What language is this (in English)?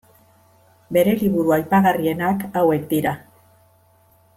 Basque